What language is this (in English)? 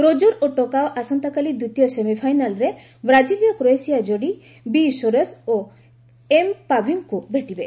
Odia